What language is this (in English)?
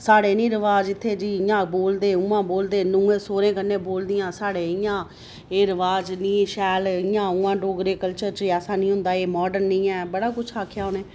Dogri